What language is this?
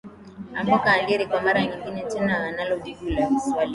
Swahili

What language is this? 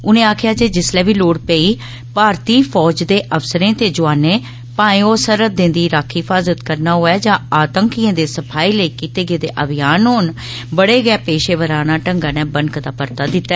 Dogri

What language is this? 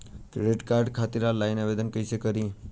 Bhojpuri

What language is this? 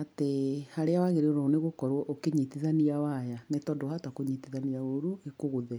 Kikuyu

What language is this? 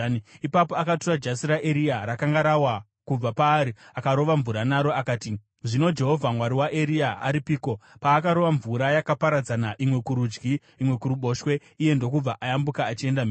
Shona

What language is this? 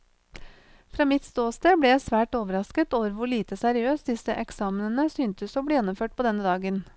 Norwegian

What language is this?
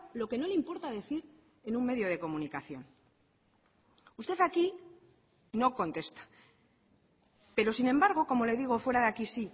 Spanish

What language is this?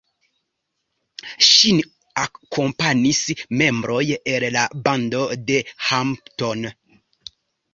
Esperanto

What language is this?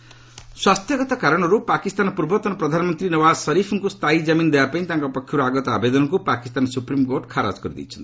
Odia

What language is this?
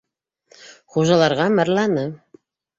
Bashkir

